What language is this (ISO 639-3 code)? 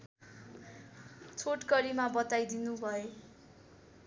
nep